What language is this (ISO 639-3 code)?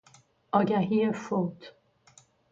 fas